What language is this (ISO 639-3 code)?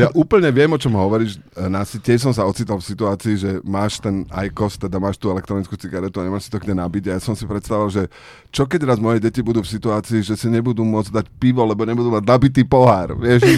slk